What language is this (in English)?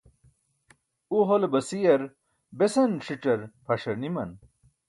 Burushaski